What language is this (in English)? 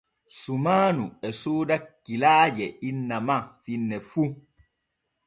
Borgu Fulfulde